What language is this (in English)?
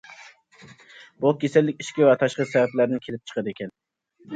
Uyghur